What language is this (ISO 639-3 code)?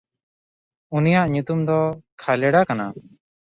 sat